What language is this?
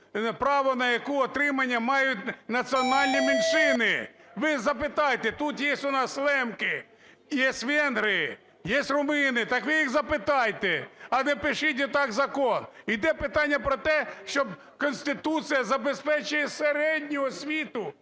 Ukrainian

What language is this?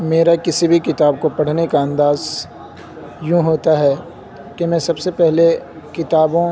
Urdu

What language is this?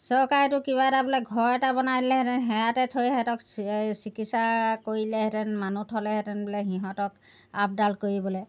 Assamese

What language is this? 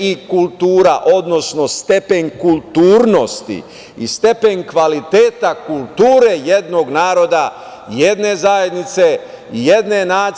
Serbian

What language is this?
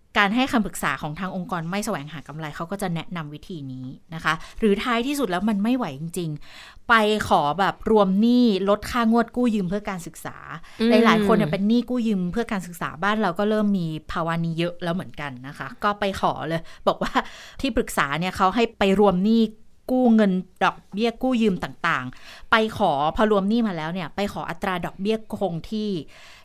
Thai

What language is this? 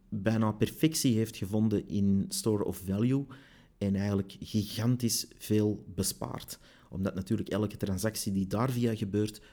Dutch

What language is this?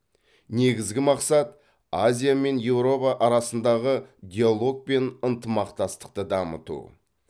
Kazakh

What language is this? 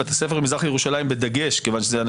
Hebrew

